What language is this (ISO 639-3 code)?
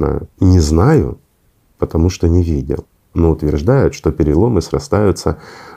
rus